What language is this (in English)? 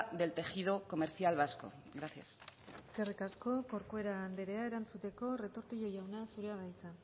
Basque